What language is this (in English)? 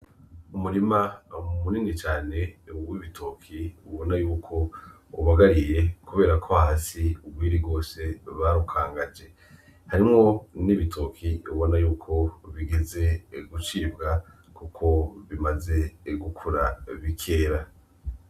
Rundi